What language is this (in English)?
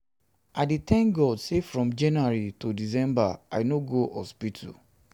Nigerian Pidgin